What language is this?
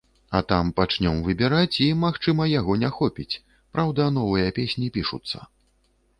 Belarusian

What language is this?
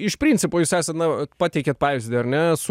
Lithuanian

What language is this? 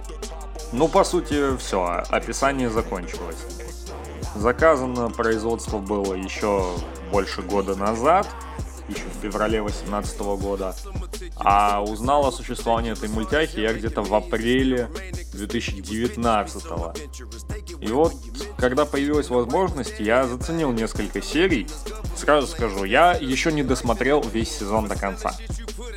Russian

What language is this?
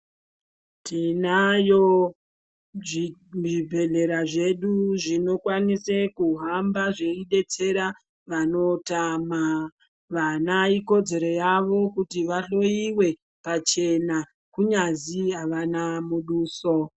Ndau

